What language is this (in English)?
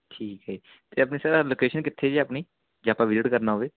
Punjabi